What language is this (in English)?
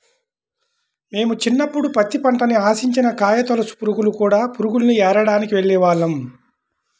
Telugu